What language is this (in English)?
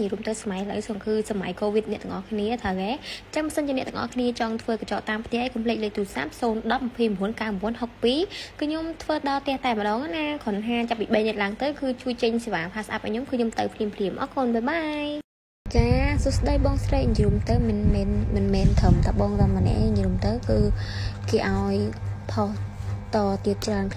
Vietnamese